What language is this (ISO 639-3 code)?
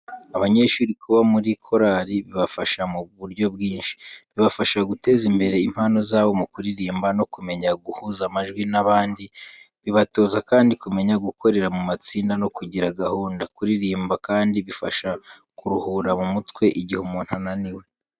kin